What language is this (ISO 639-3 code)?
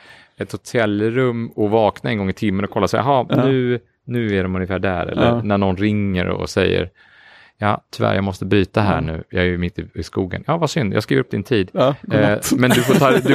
swe